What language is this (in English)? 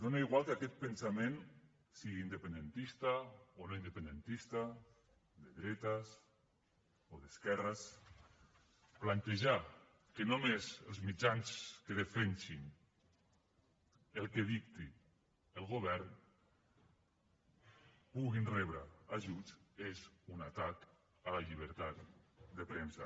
Catalan